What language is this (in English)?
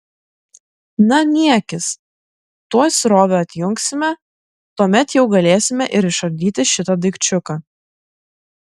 Lithuanian